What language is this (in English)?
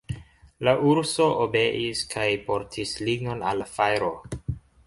Esperanto